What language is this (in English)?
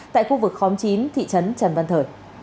Vietnamese